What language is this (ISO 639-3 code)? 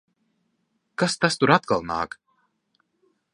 lav